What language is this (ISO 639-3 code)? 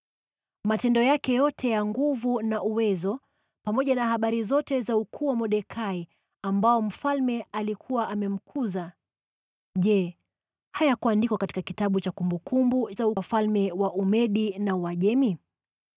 swa